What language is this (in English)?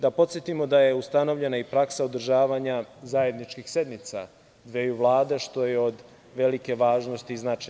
Serbian